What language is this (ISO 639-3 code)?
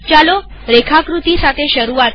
guj